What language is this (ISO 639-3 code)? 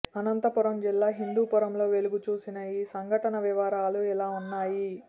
tel